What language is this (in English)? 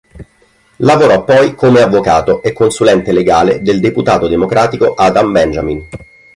Italian